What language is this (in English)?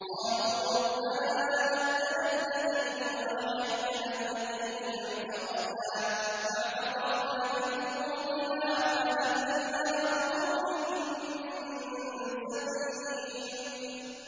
Arabic